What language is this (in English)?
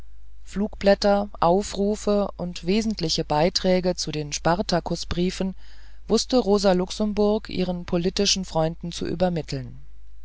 German